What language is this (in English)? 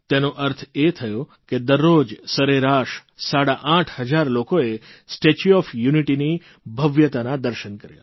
Gujarati